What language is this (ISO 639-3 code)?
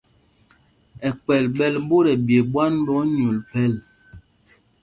mgg